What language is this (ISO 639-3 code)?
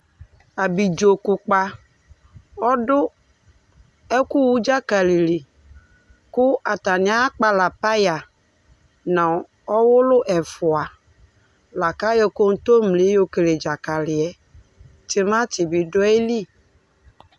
kpo